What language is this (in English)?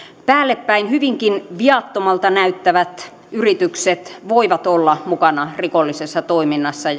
Finnish